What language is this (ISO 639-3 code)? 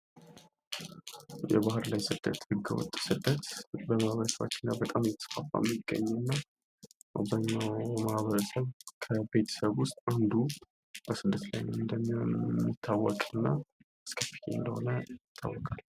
amh